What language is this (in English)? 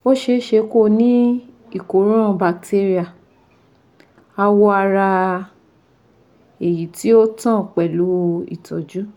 Yoruba